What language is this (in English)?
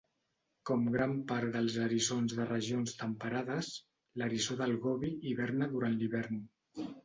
Catalan